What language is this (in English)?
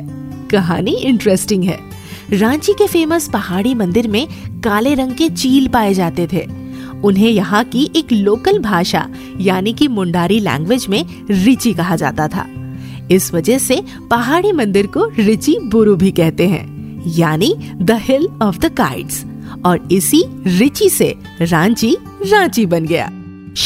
Hindi